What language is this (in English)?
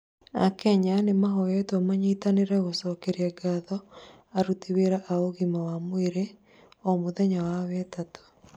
Kikuyu